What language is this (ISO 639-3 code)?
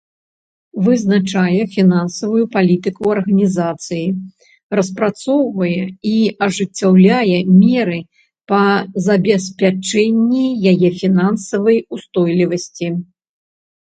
bel